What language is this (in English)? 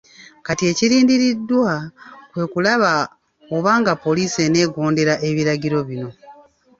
Ganda